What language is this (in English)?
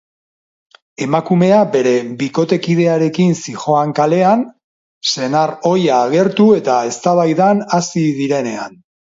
Basque